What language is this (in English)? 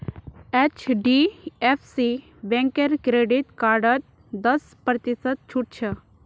Magahi